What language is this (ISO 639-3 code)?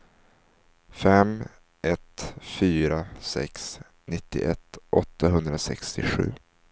swe